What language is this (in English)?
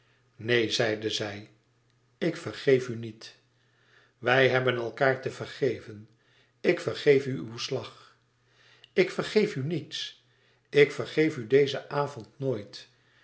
Dutch